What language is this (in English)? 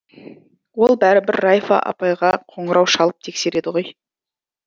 Kazakh